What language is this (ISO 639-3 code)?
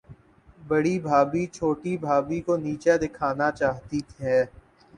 urd